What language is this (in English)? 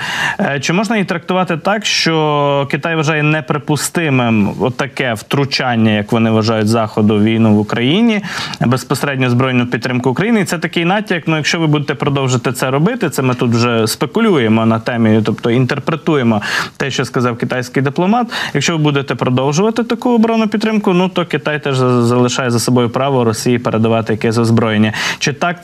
Ukrainian